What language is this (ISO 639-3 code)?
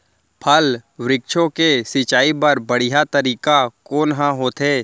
hne